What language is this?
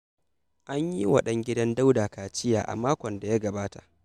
Hausa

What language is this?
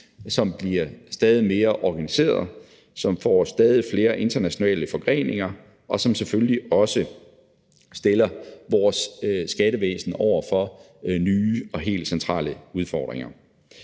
Danish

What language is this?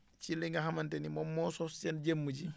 Wolof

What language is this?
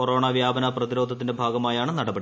Malayalam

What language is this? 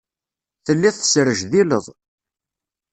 Kabyle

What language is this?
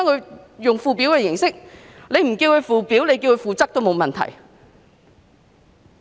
Cantonese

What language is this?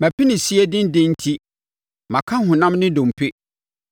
Akan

